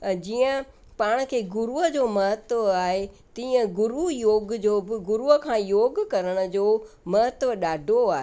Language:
Sindhi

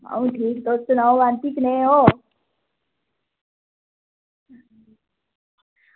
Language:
Dogri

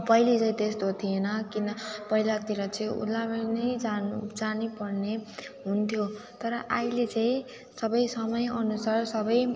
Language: Nepali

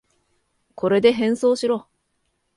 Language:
Japanese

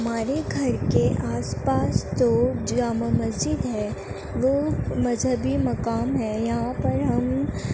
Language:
Urdu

